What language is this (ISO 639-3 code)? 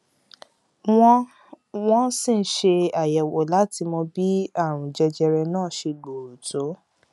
yor